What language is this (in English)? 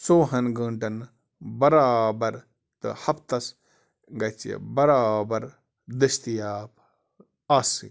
Kashmiri